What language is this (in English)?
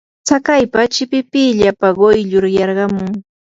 Yanahuanca Pasco Quechua